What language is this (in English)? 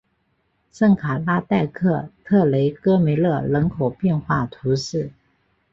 Chinese